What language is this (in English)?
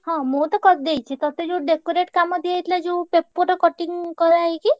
Odia